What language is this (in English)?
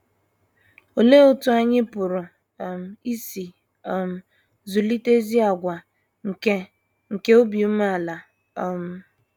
Igbo